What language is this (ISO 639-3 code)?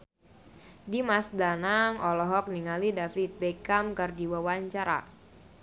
sun